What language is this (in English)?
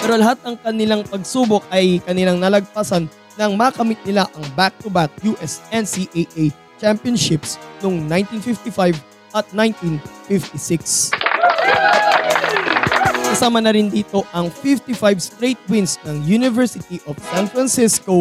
Filipino